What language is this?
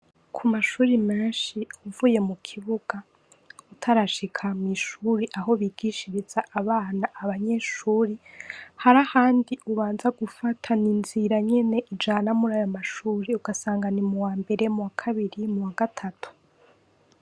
Rundi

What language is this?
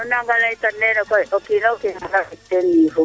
Serer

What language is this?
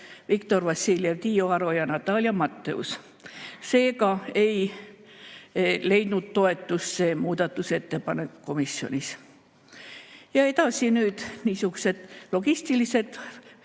Estonian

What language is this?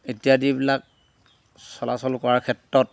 Assamese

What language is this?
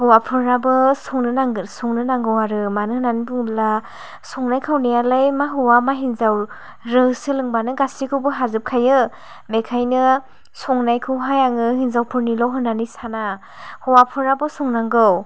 Bodo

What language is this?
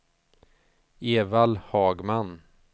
Swedish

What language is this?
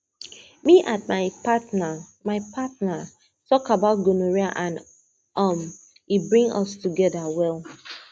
Nigerian Pidgin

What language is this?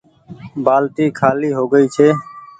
Goaria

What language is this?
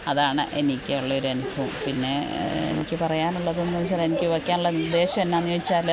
Malayalam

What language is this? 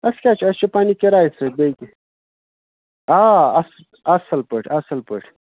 Kashmiri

